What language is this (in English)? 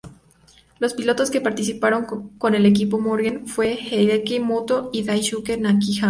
Spanish